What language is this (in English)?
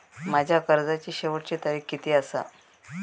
Marathi